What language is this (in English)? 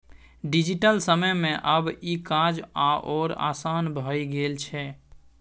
Maithili